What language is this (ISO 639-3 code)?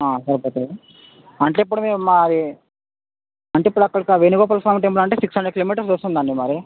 tel